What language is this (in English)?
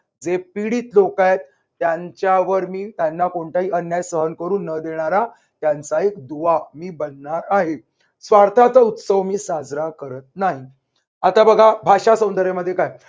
Marathi